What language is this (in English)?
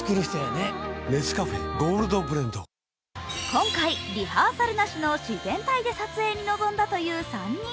Japanese